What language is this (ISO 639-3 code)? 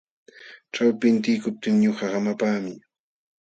qxw